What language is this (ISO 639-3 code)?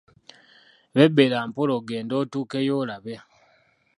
lug